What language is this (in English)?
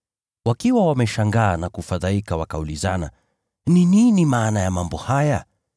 Swahili